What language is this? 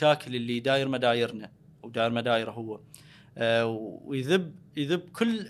Arabic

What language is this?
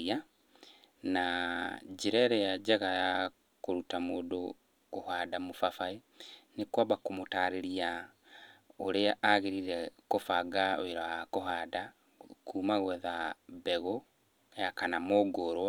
Kikuyu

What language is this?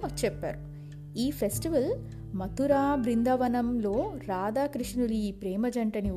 Telugu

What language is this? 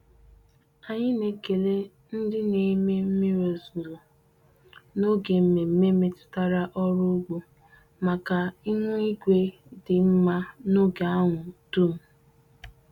Igbo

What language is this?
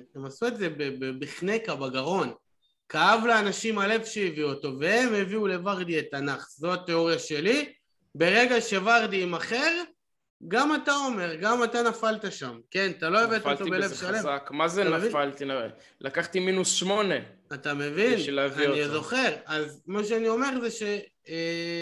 Hebrew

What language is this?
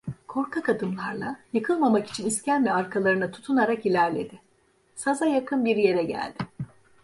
Turkish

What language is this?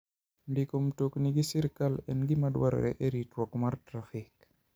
Luo (Kenya and Tanzania)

